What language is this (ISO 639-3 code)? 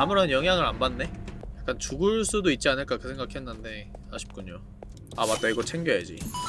kor